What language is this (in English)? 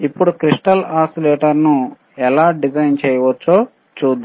Telugu